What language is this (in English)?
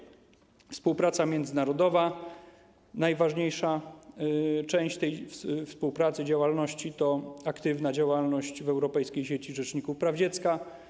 Polish